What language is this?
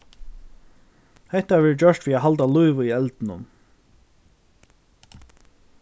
Faroese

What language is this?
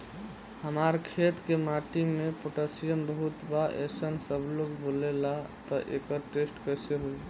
Bhojpuri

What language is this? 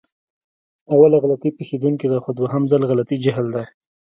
Pashto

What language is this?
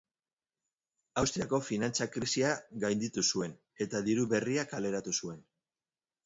Basque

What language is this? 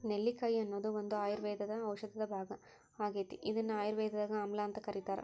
Kannada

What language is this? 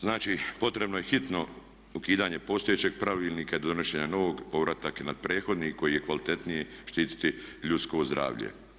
Croatian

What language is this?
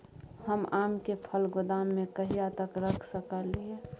Maithili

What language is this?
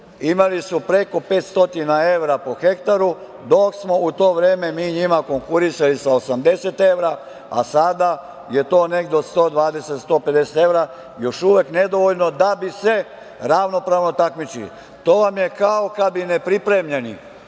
Serbian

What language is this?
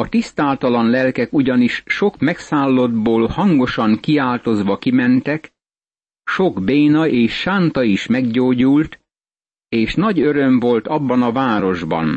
Hungarian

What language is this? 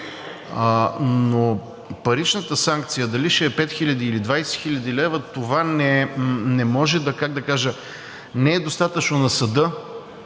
Bulgarian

